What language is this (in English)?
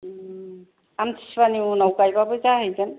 Bodo